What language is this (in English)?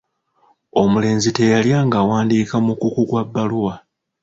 Ganda